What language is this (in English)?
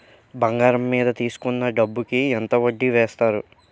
Telugu